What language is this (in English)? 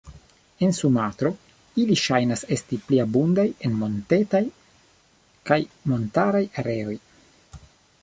Esperanto